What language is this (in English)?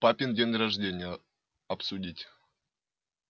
Russian